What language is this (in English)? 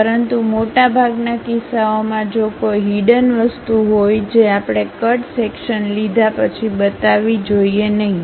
Gujarati